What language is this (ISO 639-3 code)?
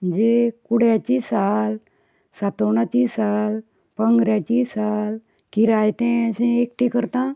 kok